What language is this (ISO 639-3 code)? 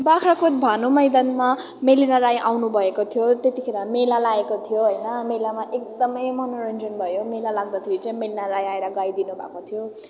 nep